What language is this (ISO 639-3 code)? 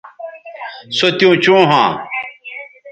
btv